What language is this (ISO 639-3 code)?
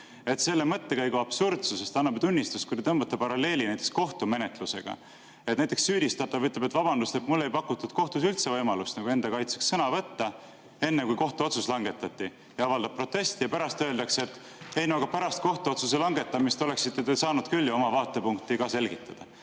est